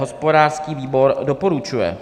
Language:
Czech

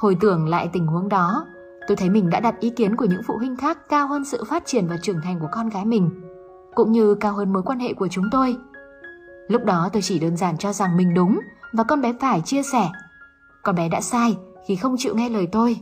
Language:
Vietnamese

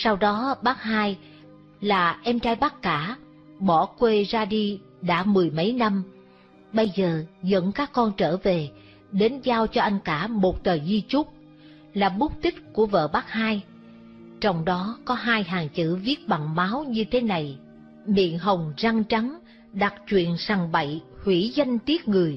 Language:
Vietnamese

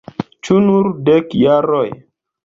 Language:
Esperanto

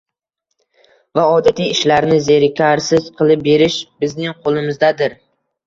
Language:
Uzbek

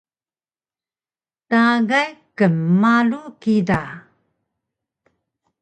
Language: Taroko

